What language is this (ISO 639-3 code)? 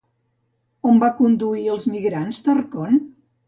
cat